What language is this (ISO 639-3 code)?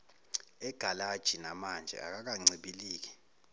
zul